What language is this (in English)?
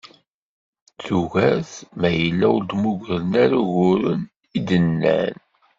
Kabyle